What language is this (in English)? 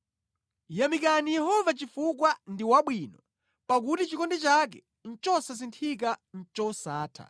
Nyanja